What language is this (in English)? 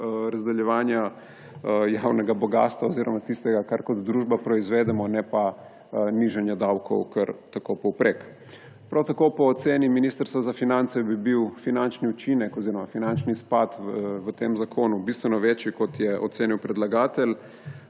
Slovenian